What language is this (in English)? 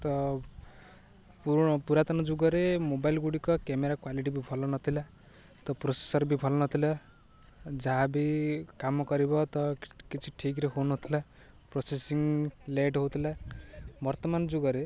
Odia